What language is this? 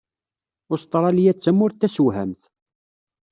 Kabyle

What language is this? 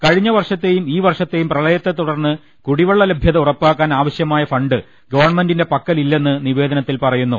Malayalam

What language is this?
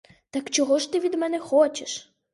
Ukrainian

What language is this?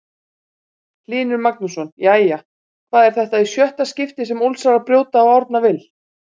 Icelandic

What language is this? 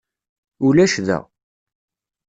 Kabyle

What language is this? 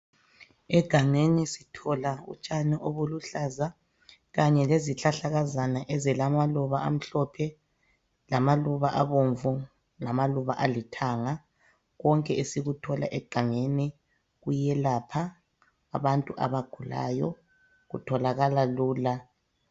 North Ndebele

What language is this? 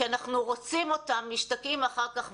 Hebrew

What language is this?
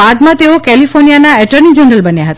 Gujarati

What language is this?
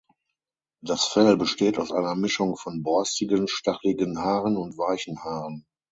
German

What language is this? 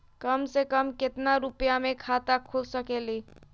Magahi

